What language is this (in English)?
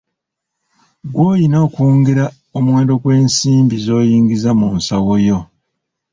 Ganda